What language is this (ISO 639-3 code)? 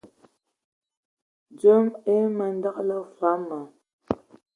ewo